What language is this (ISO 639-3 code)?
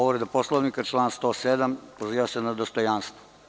srp